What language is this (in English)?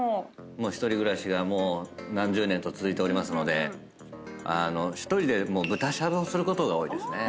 Japanese